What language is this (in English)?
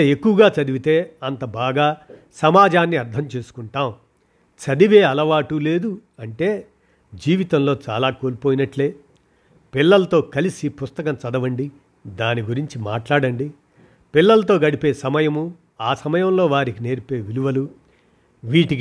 Telugu